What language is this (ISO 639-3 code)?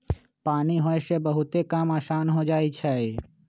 mag